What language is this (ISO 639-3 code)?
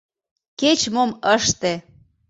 chm